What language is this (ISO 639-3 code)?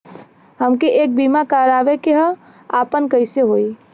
bho